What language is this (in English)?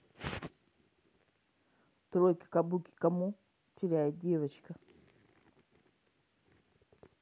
Russian